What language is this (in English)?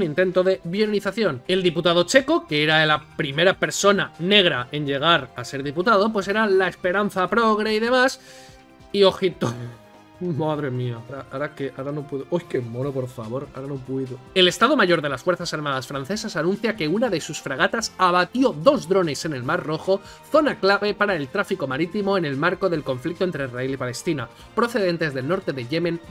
Spanish